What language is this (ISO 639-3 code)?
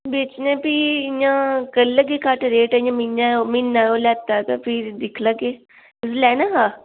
doi